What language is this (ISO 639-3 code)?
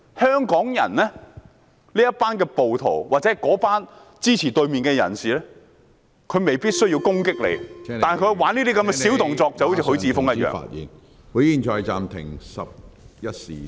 yue